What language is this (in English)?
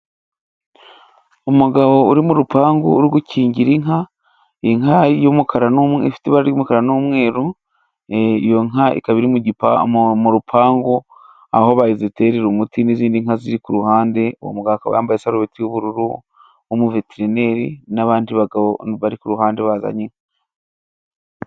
Kinyarwanda